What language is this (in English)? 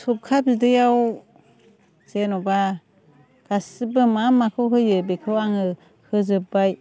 Bodo